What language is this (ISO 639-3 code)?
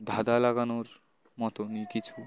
ben